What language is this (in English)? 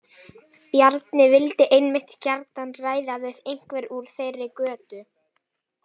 Icelandic